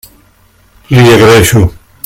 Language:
Catalan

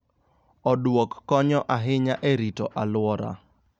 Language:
Luo (Kenya and Tanzania)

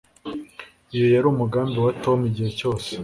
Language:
Kinyarwanda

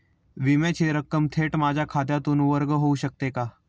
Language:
Marathi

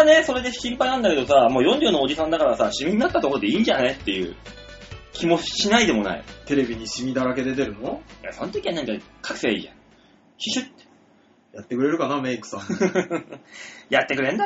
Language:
Japanese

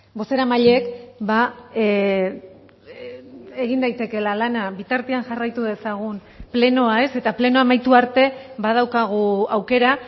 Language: Basque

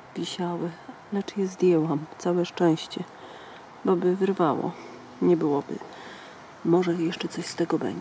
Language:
Polish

